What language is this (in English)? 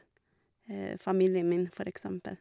Norwegian